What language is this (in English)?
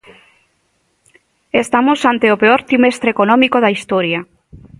Galician